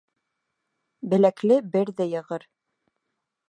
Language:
Bashkir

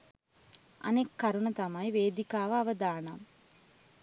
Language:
Sinhala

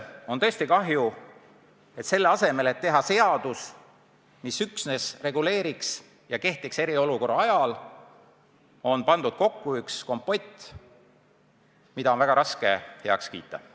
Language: Estonian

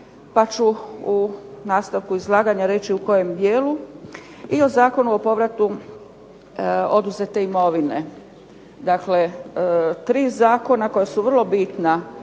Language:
Croatian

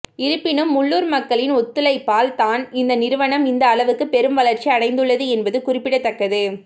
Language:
Tamil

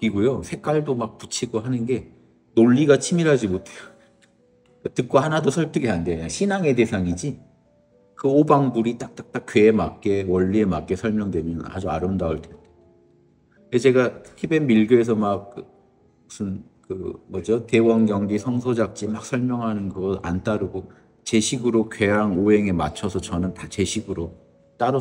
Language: Korean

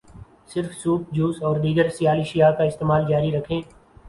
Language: Urdu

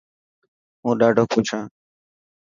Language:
Dhatki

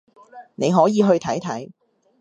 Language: Cantonese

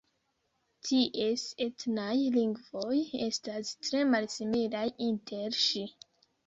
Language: Esperanto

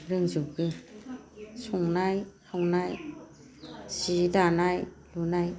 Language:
Bodo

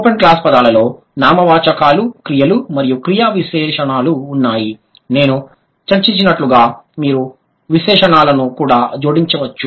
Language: Telugu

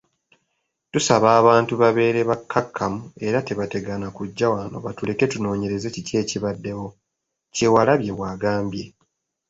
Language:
Ganda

